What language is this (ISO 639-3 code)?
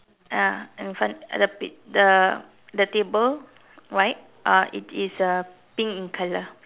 eng